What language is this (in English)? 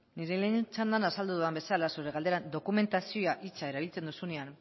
Basque